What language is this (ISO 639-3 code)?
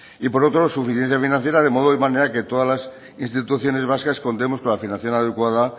spa